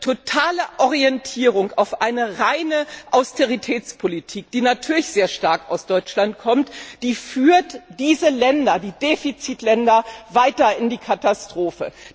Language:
German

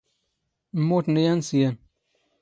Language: Standard Moroccan Tamazight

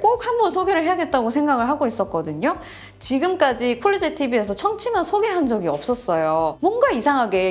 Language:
Korean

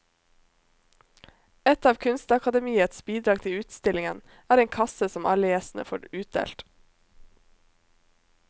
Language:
Norwegian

